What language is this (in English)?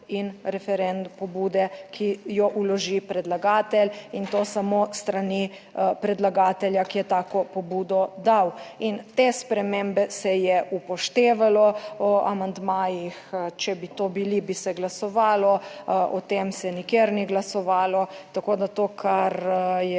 Slovenian